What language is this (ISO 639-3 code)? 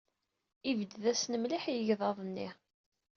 kab